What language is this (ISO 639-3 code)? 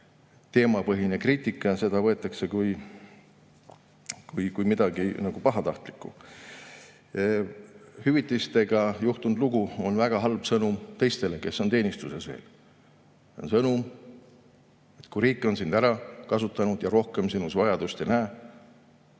est